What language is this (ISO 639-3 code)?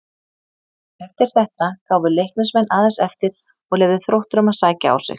isl